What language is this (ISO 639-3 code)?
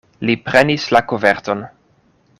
epo